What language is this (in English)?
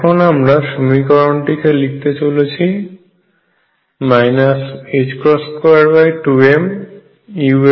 Bangla